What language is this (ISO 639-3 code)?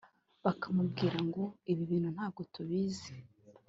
kin